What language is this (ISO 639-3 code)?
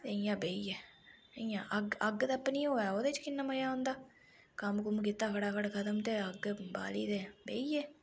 doi